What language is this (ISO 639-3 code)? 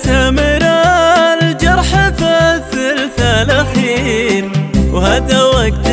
ara